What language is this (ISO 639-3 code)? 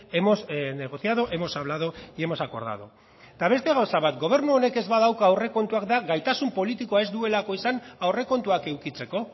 eus